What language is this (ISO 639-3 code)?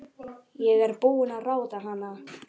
isl